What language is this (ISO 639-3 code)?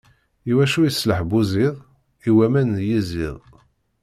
kab